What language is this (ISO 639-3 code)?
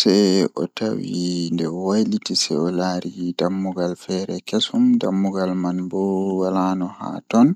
ful